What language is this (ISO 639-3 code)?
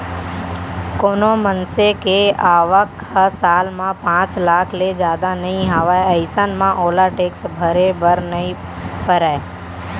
hne